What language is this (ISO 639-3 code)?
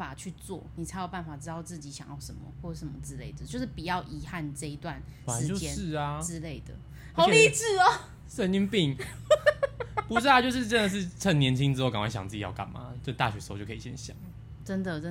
zho